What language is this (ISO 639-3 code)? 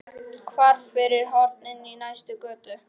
isl